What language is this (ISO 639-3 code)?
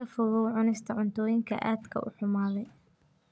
som